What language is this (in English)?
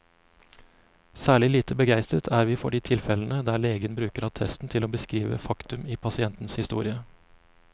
Norwegian